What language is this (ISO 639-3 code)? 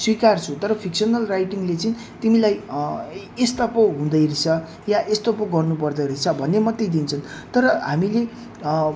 nep